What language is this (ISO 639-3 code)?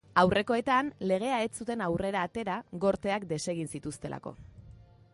eus